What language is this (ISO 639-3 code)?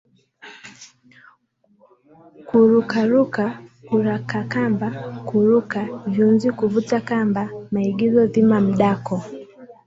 swa